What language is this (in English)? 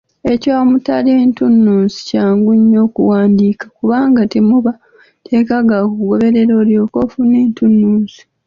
Ganda